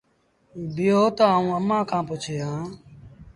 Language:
Sindhi Bhil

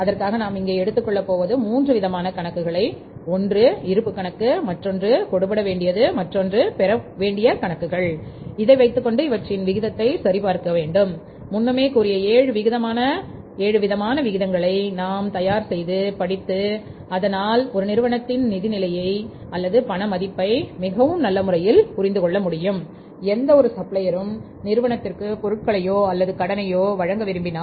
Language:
Tamil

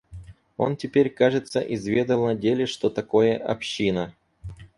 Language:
Russian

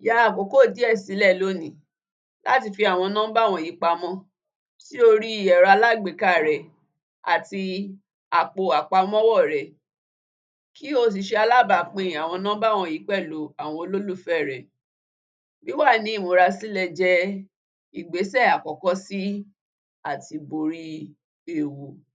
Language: Yoruba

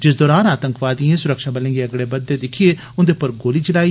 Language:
Dogri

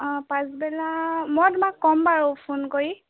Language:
Assamese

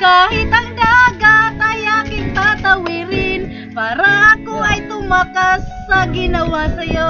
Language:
Filipino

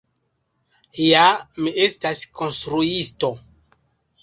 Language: Esperanto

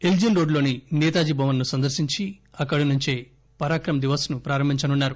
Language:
Telugu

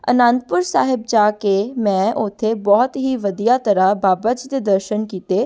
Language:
Punjabi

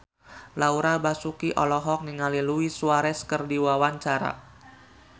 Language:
Sundanese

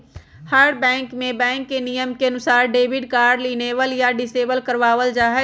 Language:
Magahi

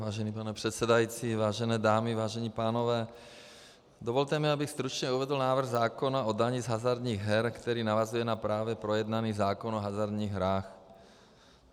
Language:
Czech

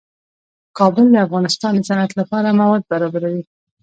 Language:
Pashto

